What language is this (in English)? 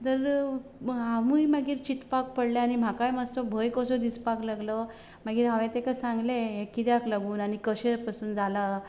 Konkani